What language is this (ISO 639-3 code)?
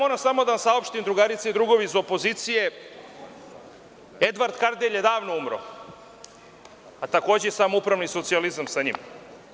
srp